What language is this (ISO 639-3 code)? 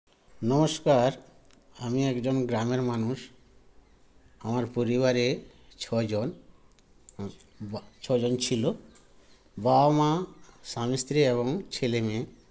ben